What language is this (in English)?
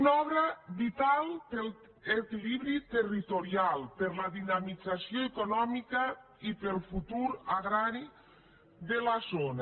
Catalan